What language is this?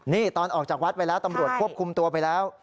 Thai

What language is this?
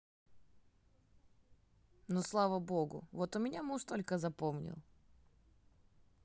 Russian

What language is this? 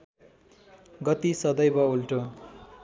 Nepali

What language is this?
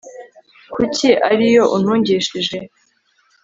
Kinyarwanda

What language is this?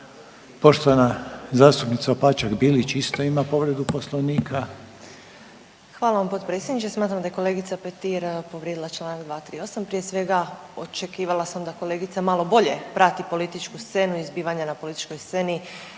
Croatian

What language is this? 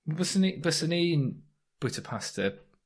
Welsh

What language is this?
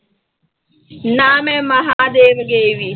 Punjabi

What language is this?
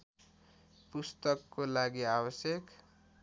Nepali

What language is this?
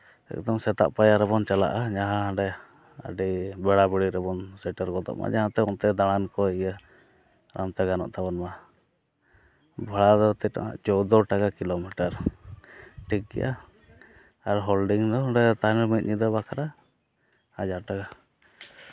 Santali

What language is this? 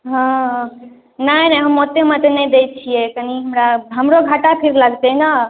Maithili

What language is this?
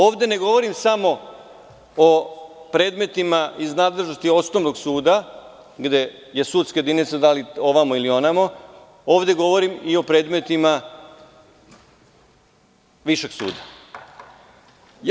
Serbian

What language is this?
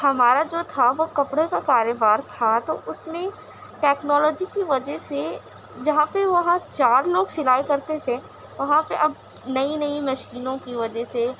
Urdu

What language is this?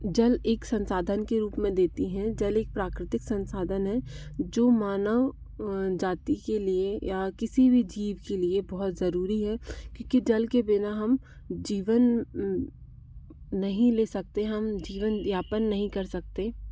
Hindi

